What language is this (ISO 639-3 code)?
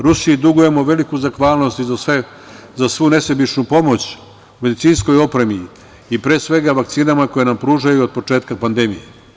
srp